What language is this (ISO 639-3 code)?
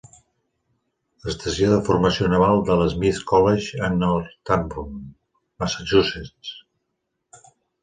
cat